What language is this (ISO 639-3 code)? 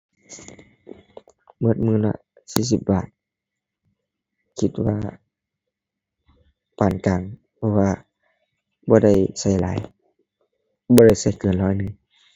tha